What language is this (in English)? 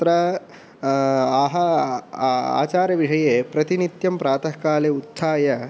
Sanskrit